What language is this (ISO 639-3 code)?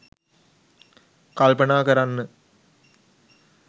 sin